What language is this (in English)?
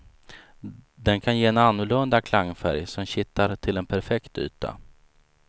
Swedish